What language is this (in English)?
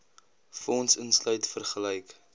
Afrikaans